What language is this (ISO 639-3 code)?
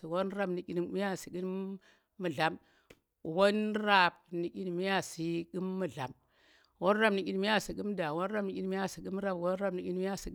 ttr